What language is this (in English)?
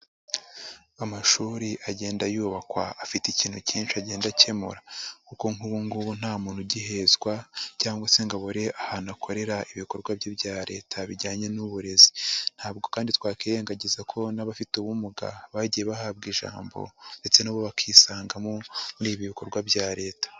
Kinyarwanda